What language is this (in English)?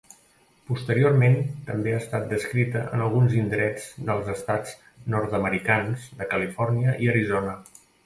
Catalan